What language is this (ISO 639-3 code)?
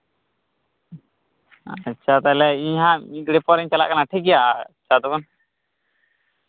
sat